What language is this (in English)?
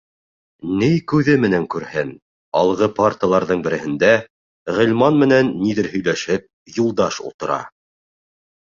Bashkir